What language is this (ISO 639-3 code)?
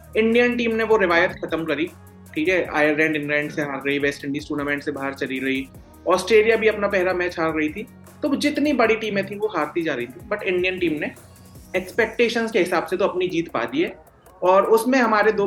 hin